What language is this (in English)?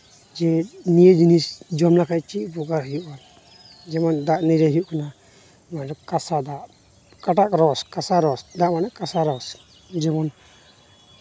Santali